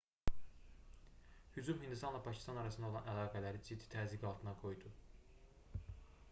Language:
Azerbaijani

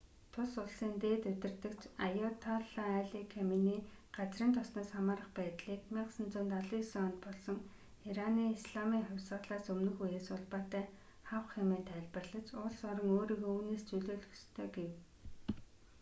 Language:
Mongolian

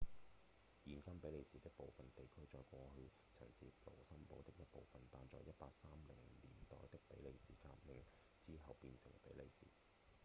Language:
Cantonese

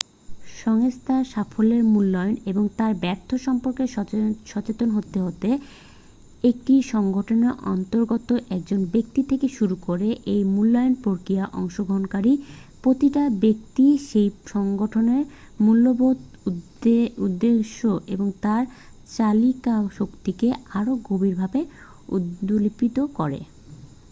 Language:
Bangla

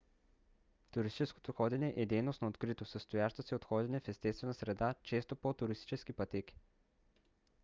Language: Bulgarian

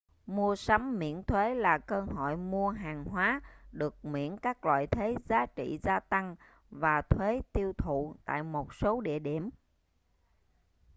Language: Vietnamese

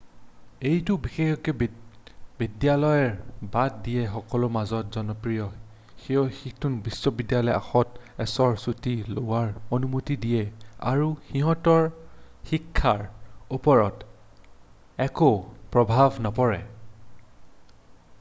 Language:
Assamese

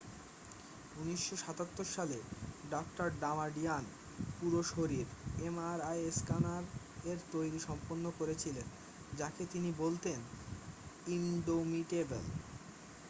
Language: Bangla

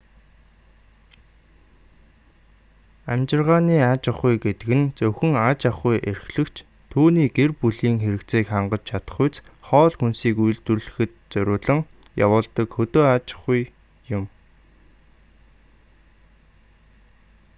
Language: Mongolian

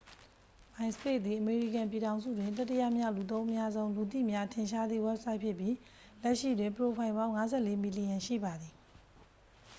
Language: Burmese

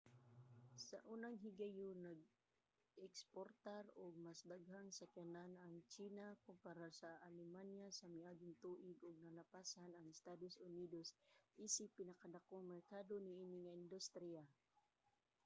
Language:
Cebuano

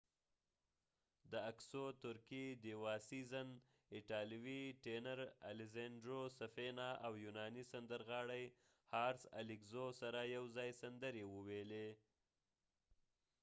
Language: Pashto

